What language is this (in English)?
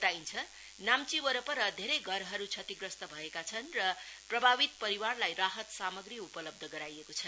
Nepali